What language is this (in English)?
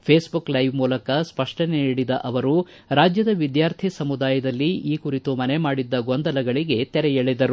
Kannada